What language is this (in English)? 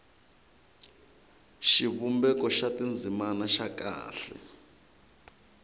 Tsonga